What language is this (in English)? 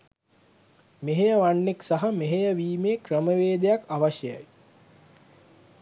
Sinhala